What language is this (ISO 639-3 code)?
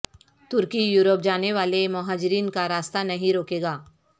urd